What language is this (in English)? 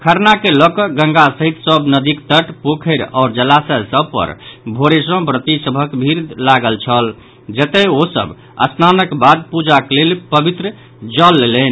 Maithili